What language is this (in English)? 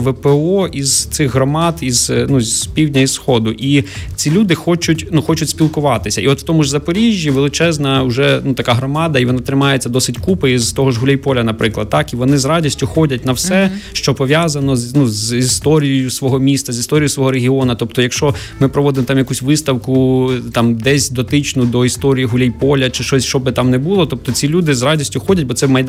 Ukrainian